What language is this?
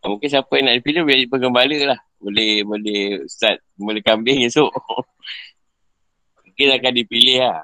Malay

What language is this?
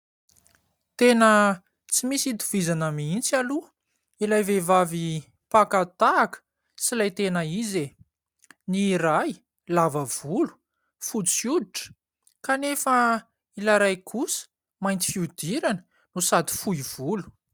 Malagasy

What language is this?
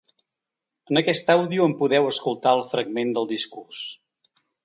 Catalan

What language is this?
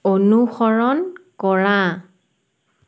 Assamese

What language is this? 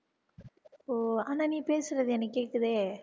Tamil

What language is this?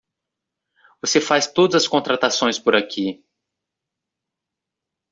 Portuguese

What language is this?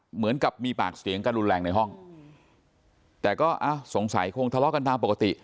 Thai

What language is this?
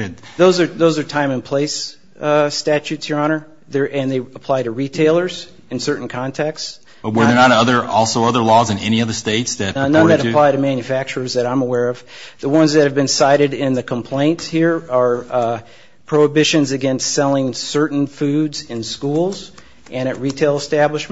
English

